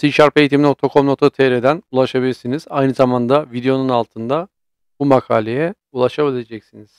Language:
Turkish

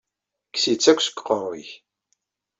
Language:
Kabyle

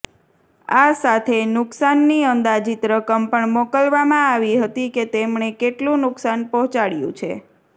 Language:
Gujarati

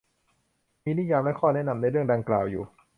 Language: Thai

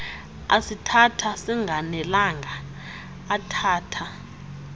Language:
Xhosa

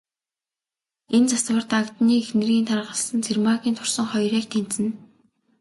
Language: Mongolian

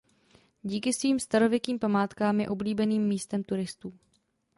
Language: Czech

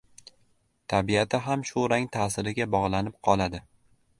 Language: Uzbek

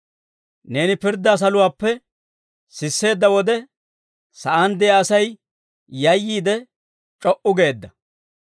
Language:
Dawro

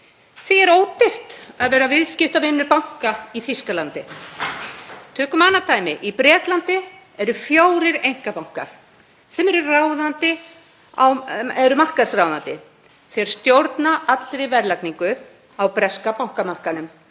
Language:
Icelandic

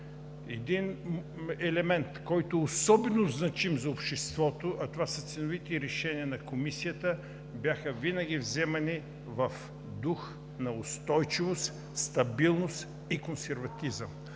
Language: Bulgarian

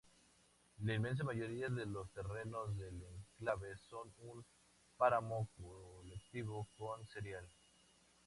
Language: Spanish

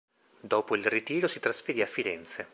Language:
Italian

